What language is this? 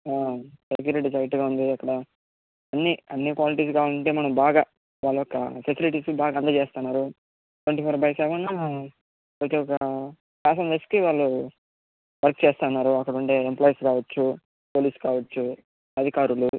Telugu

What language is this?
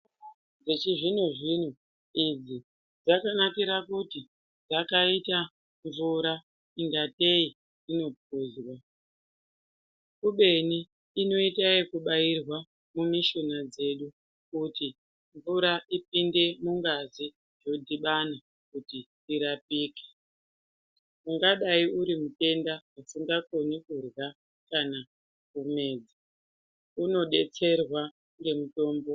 Ndau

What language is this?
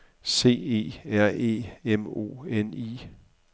Danish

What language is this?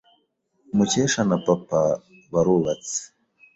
Kinyarwanda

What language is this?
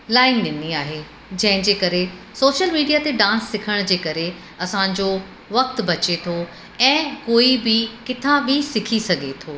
Sindhi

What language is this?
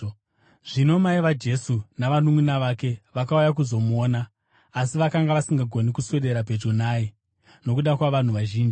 Shona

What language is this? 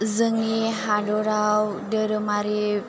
Bodo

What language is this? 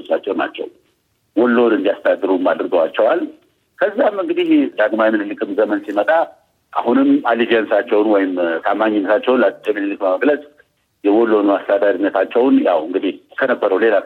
Amharic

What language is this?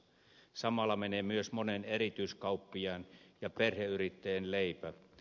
Finnish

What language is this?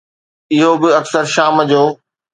Sindhi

